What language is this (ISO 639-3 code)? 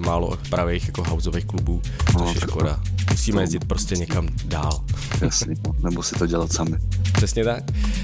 ces